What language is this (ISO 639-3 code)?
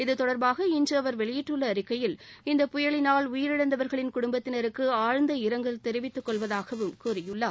tam